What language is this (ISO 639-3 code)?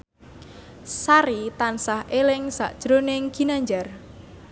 jav